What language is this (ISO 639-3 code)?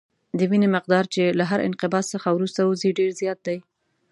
pus